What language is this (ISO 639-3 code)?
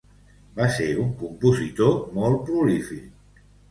cat